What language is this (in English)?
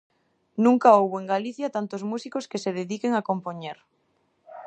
Galician